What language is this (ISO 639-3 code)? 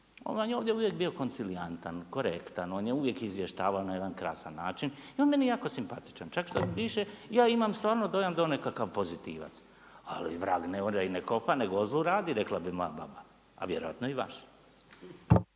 hrv